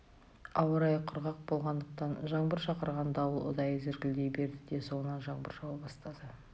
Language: Kazakh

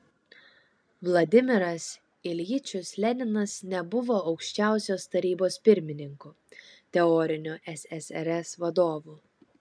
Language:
Lithuanian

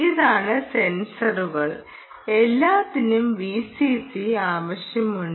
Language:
Malayalam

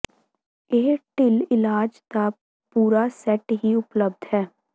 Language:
Punjabi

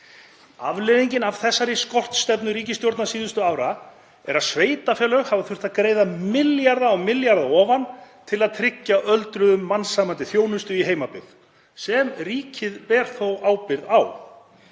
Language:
Icelandic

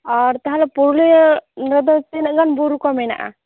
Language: Santali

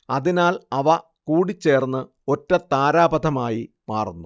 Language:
Malayalam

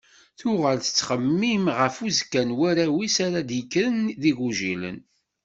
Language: Kabyle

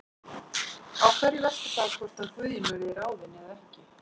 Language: Icelandic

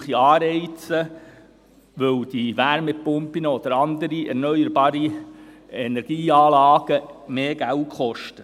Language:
Swiss German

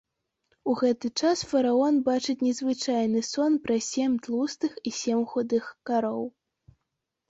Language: Belarusian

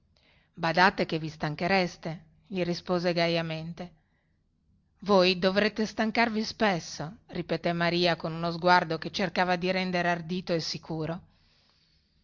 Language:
Italian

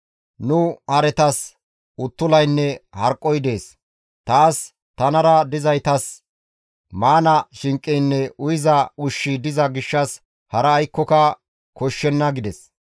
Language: Gamo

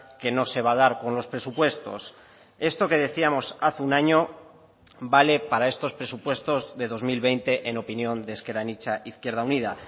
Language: Spanish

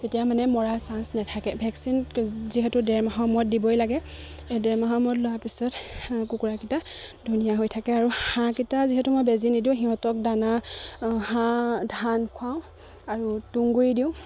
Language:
Assamese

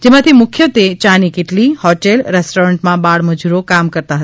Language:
Gujarati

